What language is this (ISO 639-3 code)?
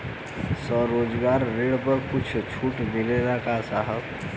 bho